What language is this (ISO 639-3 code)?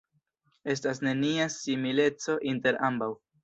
epo